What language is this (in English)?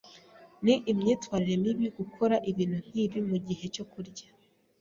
Kinyarwanda